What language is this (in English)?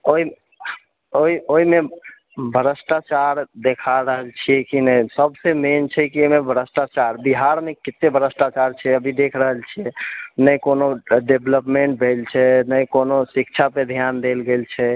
Maithili